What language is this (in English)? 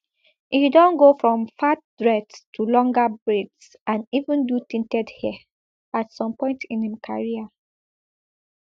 Nigerian Pidgin